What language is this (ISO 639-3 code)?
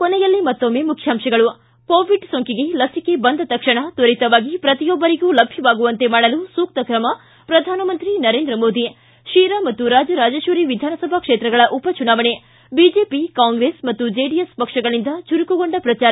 kan